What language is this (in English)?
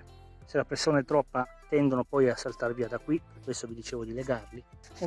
Italian